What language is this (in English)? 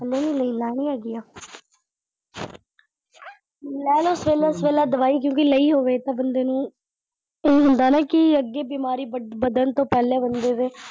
Punjabi